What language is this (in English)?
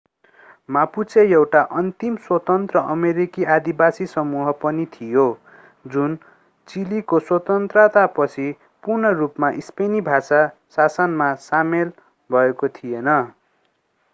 Nepali